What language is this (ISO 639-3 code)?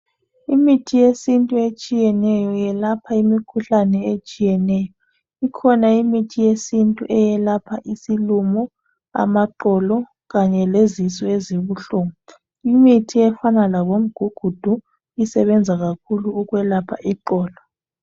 nde